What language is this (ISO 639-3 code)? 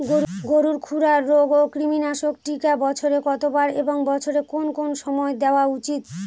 ben